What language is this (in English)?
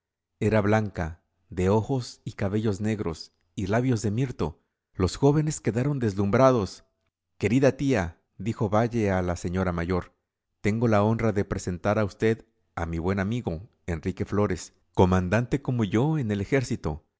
Spanish